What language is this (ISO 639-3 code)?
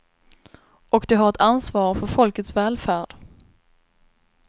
swe